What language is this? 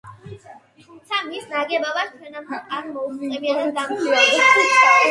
Georgian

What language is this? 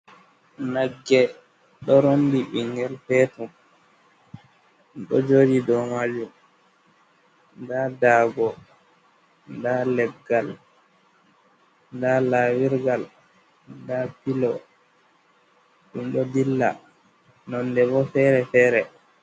Fula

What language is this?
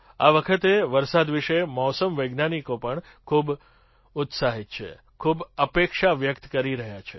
Gujarati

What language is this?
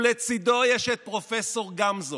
Hebrew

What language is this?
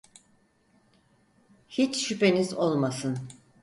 Turkish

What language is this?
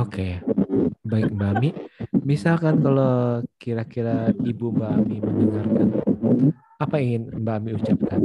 Indonesian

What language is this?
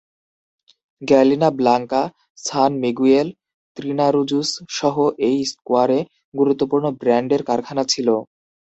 Bangla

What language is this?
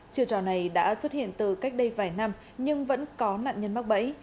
Vietnamese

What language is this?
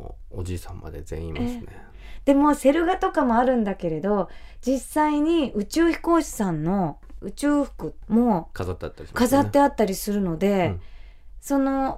Japanese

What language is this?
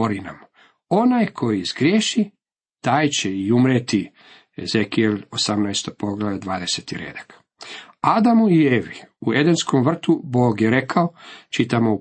Croatian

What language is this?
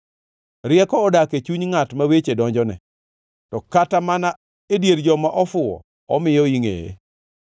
Luo (Kenya and Tanzania)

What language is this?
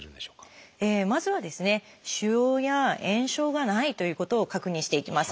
Japanese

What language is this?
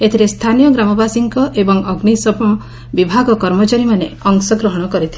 Odia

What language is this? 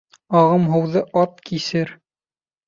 Bashkir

